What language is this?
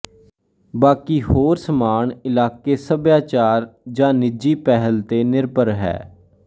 Punjabi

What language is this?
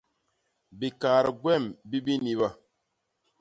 Basaa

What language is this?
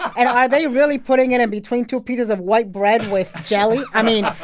English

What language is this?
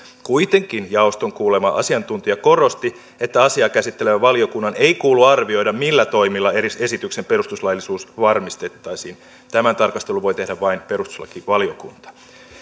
Finnish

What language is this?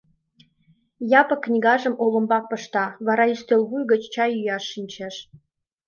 Mari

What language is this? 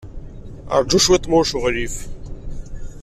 Kabyle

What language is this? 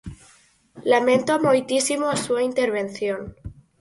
Galician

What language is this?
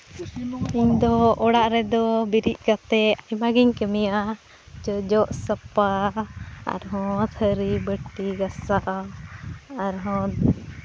Santali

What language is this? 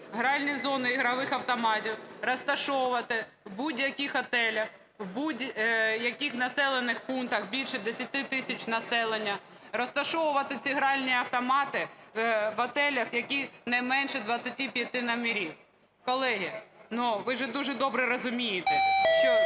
Ukrainian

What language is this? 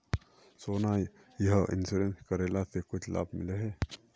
Magahi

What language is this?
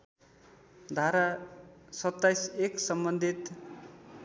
Nepali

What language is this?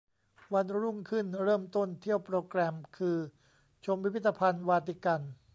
Thai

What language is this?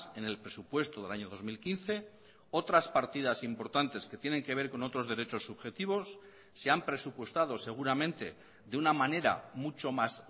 Spanish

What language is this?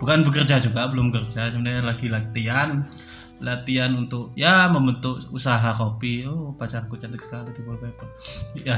Indonesian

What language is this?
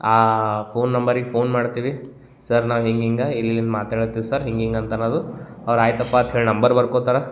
Kannada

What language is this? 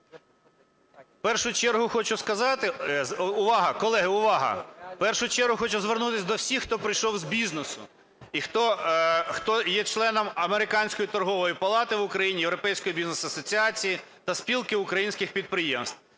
Ukrainian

